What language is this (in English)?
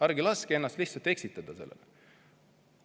Estonian